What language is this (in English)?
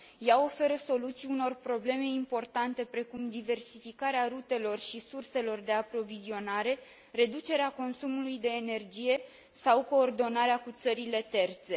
Romanian